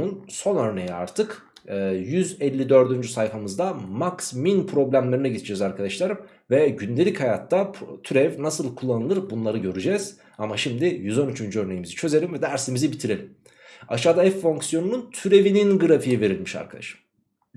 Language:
Turkish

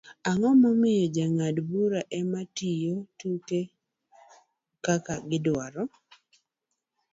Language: Luo (Kenya and Tanzania)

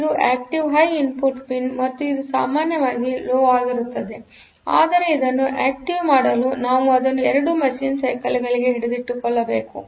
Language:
Kannada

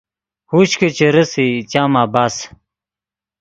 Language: Yidgha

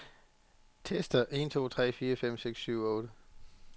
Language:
Danish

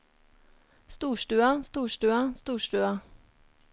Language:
Norwegian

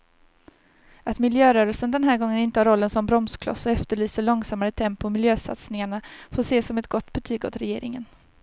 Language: Swedish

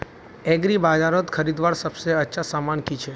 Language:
Magahi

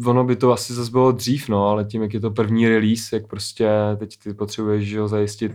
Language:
Czech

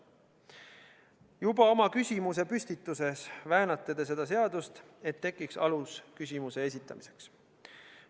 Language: Estonian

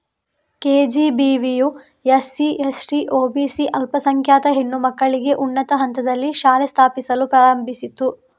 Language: Kannada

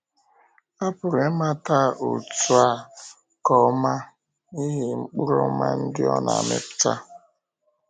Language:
Igbo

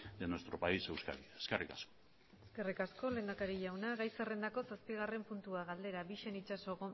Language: Basque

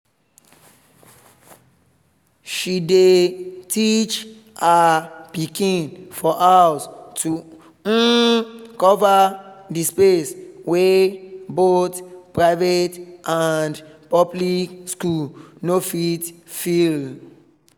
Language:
Nigerian Pidgin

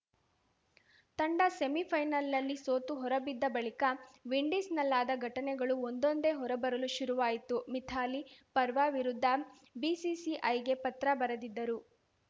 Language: Kannada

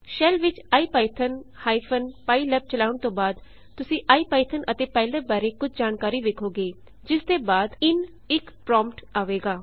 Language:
Punjabi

